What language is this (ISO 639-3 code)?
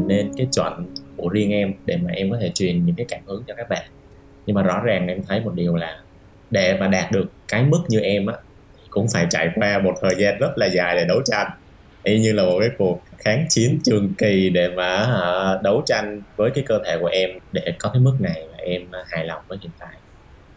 vie